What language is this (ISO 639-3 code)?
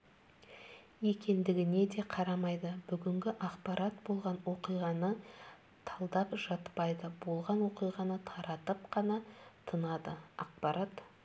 kaz